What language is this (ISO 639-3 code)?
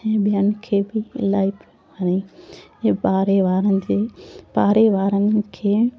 snd